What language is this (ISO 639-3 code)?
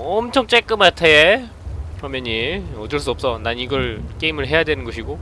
kor